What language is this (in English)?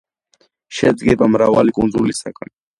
Georgian